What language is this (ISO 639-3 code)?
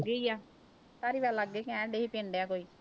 pan